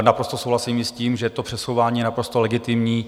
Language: Czech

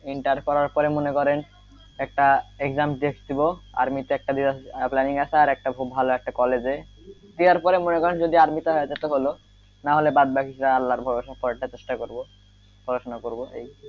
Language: Bangla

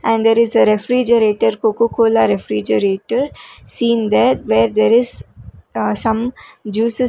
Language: English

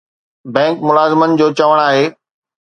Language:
Sindhi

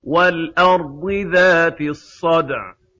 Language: Arabic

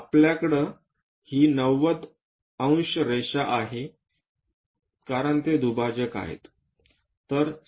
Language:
Marathi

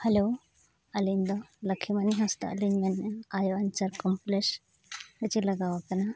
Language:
Santali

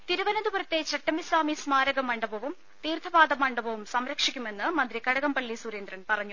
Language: Malayalam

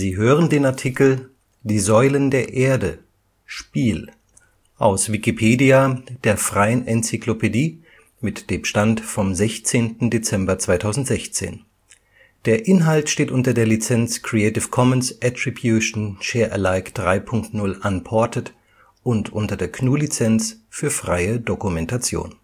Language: German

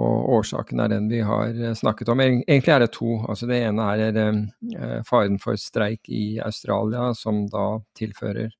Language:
Norwegian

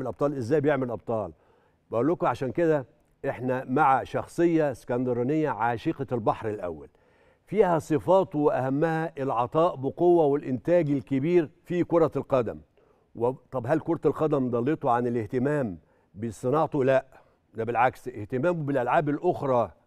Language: Arabic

